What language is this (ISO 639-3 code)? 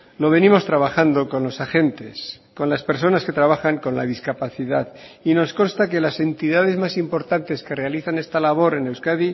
spa